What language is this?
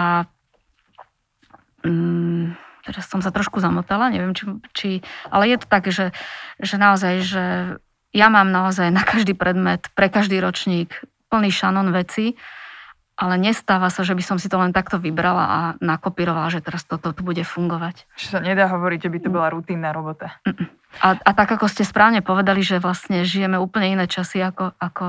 Slovak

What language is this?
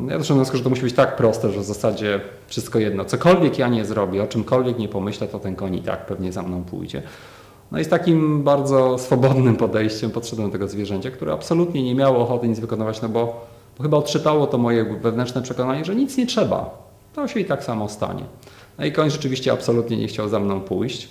Polish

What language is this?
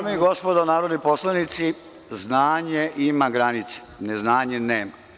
Serbian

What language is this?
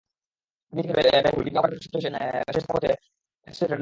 Bangla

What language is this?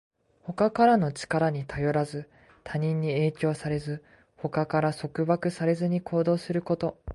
Japanese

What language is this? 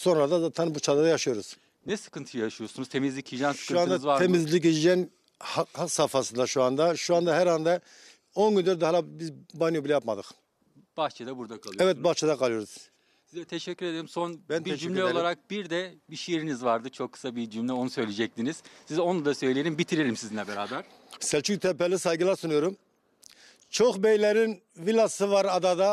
Turkish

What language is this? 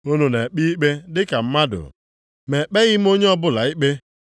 Igbo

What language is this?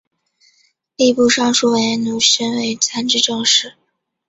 Chinese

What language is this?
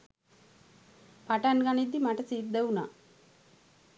Sinhala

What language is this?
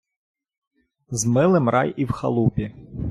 Ukrainian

